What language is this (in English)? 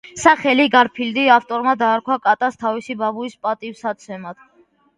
Georgian